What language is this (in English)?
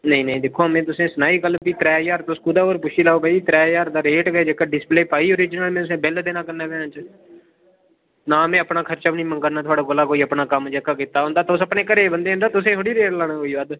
Dogri